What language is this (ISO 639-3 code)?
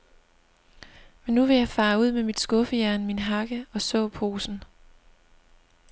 dan